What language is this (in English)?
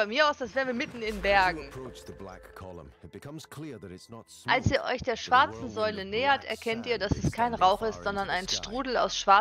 German